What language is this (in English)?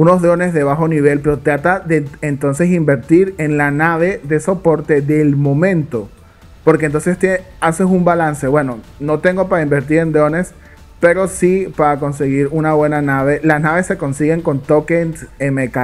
Spanish